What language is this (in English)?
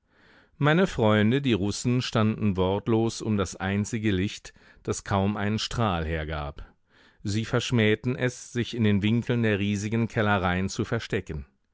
German